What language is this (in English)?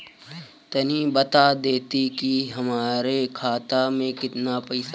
Bhojpuri